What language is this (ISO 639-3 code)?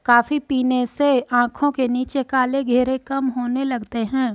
hin